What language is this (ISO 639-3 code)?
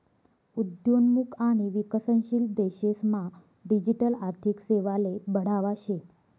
mar